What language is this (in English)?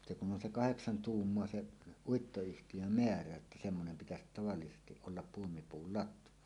Finnish